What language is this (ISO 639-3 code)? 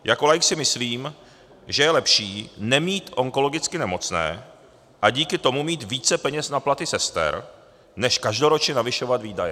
ces